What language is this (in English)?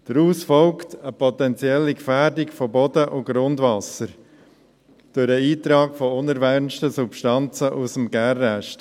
Swiss German